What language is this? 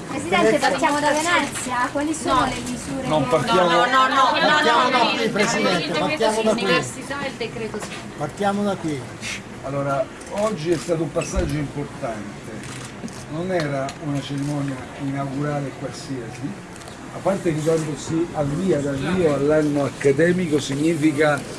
Italian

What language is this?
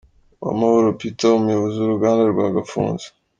Kinyarwanda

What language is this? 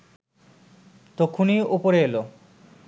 Bangla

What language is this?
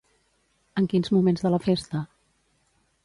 Catalan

